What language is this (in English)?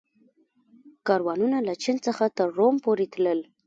Pashto